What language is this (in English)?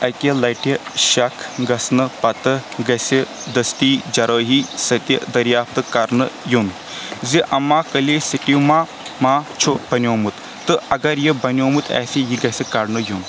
Kashmiri